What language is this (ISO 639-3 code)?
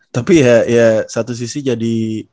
ind